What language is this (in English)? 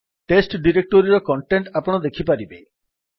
Odia